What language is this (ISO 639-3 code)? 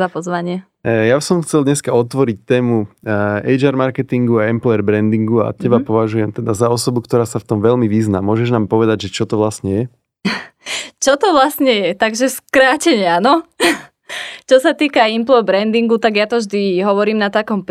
slk